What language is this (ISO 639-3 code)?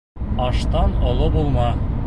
bak